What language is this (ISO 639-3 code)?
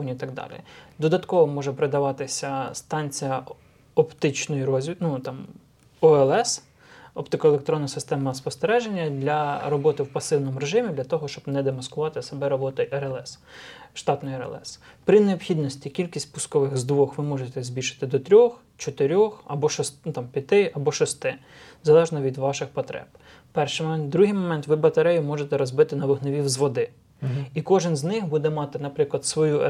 ukr